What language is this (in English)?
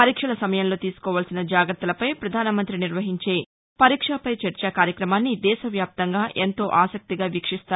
Telugu